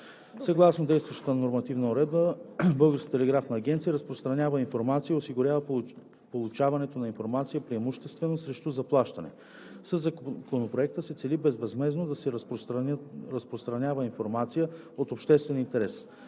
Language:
Bulgarian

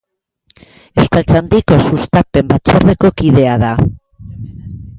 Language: Basque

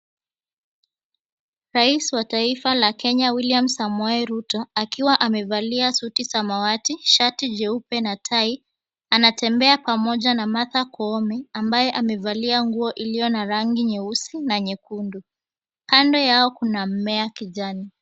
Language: Swahili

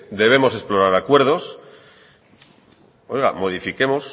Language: Spanish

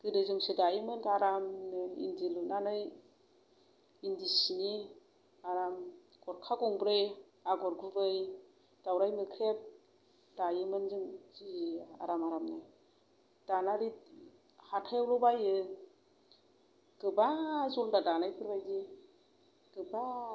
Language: Bodo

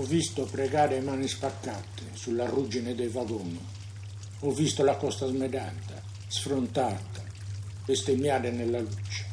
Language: Italian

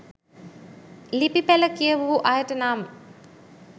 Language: Sinhala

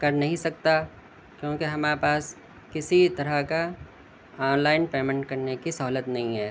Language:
Urdu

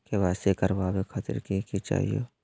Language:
Magahi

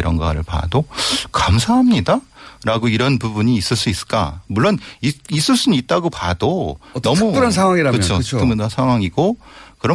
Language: Korean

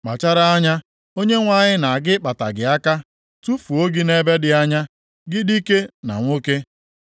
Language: Igbo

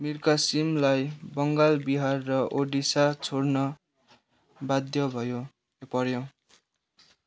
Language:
Nepali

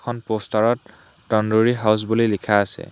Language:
Assamese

